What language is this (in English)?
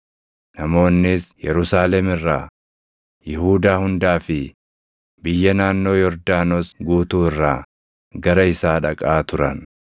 Oromo